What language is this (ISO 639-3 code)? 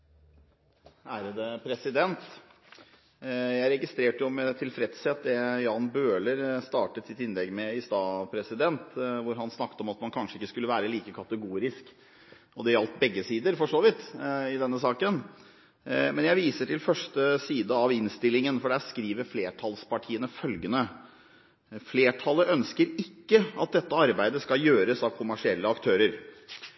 nob